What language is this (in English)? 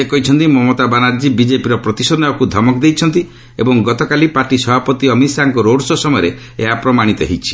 Odia